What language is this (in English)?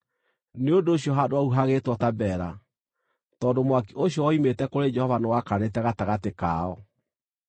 Kikuyu